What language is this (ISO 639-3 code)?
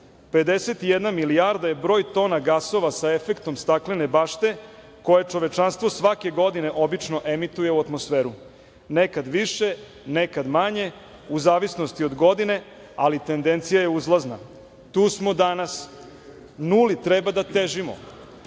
srp